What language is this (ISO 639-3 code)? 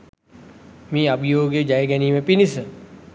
sin